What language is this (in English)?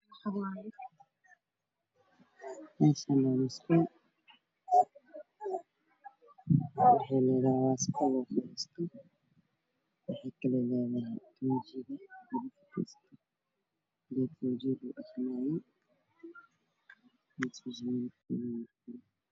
Somali